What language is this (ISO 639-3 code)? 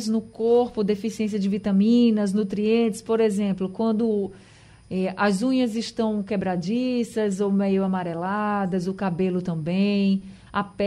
por